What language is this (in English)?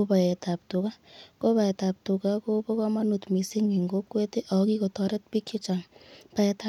Kalenjin